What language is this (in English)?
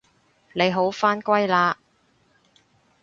Cantonese